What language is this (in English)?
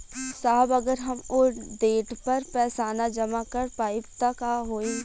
Bhojpuri